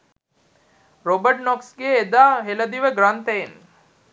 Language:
Sinhala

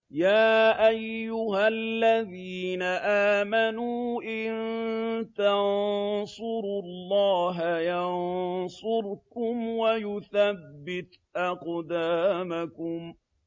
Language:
Arabic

